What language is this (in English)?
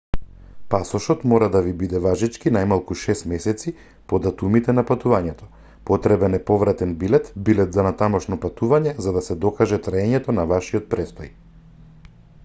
Macedonian